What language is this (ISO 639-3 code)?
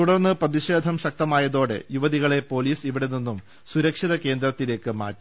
mal